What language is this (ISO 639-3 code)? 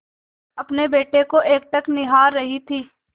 hin